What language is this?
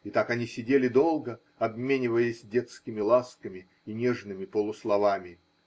Russian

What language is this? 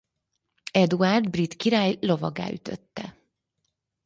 Hungarian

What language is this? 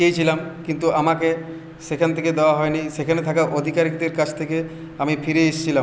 Bangla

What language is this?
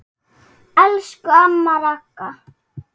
Icelandic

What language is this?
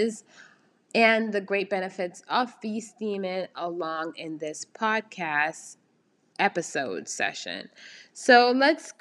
English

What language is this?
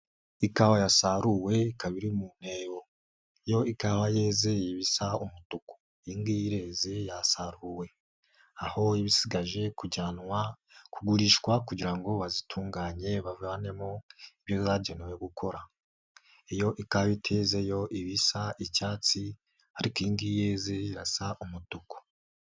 Kinyarwanda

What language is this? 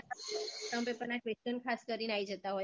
Gujarati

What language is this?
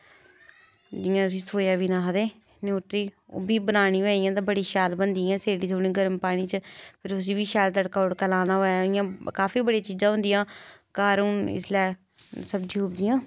Dogri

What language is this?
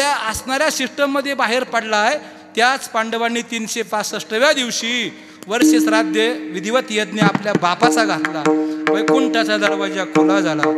Arabic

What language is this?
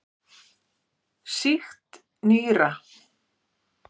Icelandic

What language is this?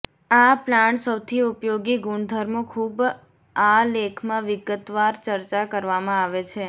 Gujarati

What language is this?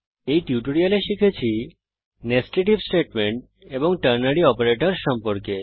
Bangla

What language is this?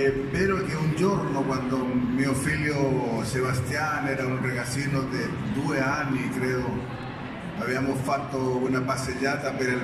Italian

